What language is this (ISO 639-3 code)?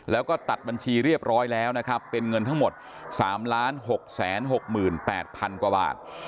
tha